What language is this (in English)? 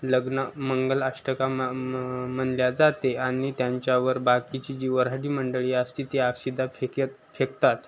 Marathi